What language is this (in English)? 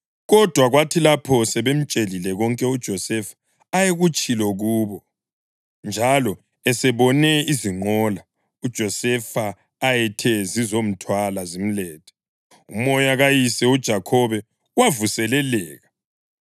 North Ndebele